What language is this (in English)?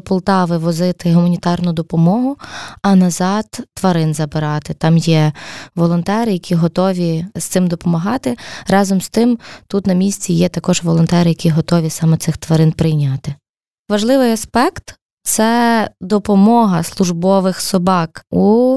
Ukrainian